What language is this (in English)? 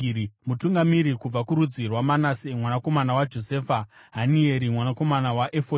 Shona